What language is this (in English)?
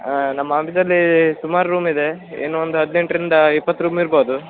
Kannada